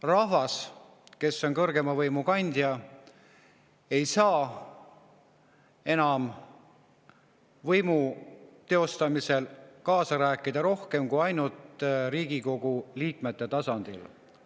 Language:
Estonian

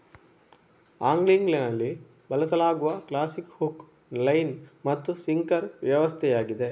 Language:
Kannada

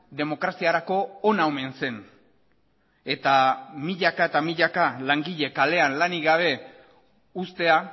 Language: Basque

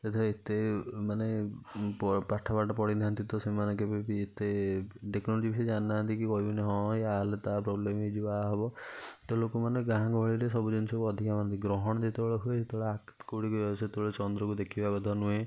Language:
Odia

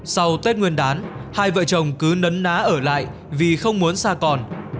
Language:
Vietnamese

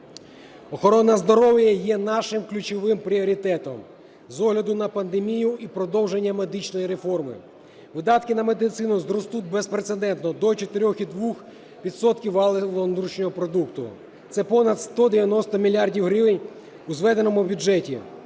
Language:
Ukrainian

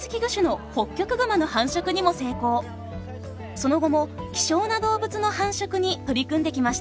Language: Japanese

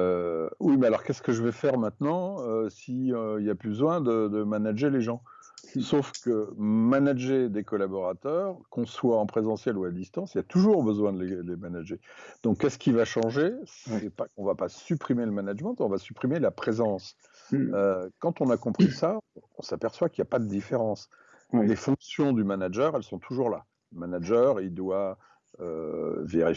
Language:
French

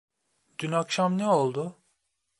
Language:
Turkish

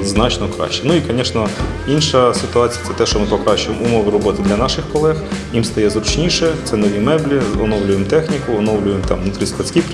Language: Ukrainian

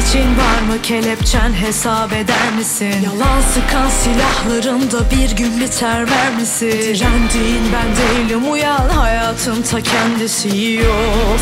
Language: Turkish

